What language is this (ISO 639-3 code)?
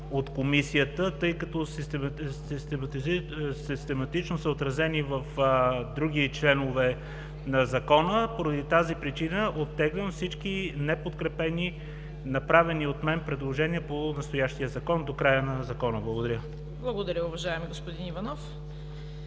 bul